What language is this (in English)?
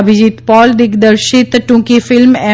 Gujarati